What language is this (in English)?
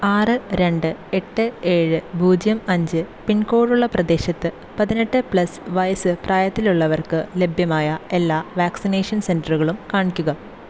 Malayalam